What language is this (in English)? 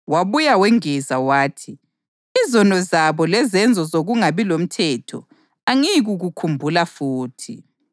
North Ndebele